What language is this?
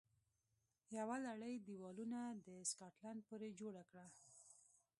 Pashto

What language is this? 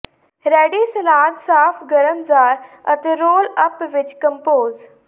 Punjabi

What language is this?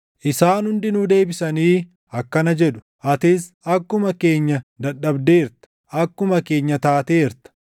Oromo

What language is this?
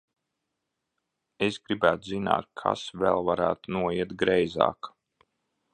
Latvian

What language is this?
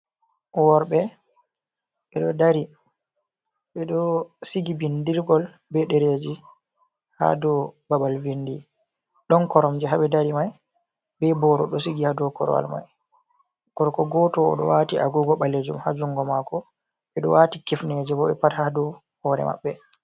Fula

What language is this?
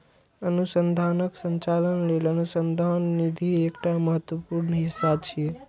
Maithili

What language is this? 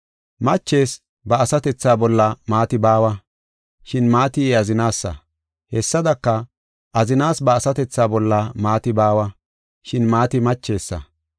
Gofa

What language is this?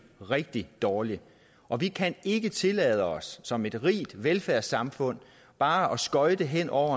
Danish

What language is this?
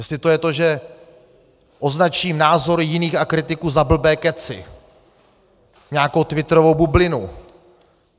Czech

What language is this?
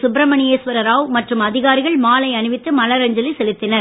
Tamil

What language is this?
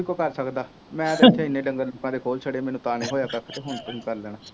Punjabi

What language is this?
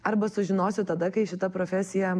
Lithuanian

